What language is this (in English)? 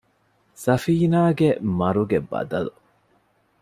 Divehi